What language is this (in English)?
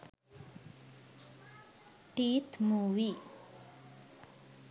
Sinhala